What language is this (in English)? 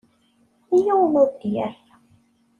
Kabyle